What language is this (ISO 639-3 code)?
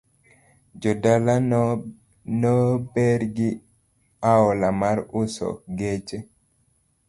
luo